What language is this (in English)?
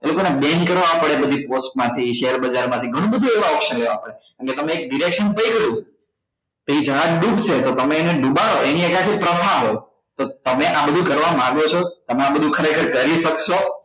Gujarati